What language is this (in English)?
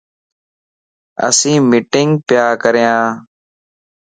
Lasi